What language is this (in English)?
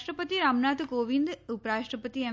Gujarati